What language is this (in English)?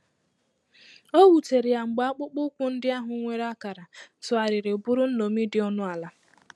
Igbo